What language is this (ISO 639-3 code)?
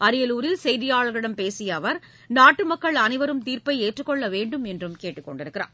tam